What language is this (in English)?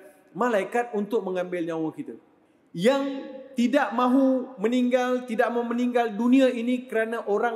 Malay